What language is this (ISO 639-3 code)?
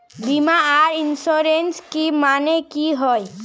mag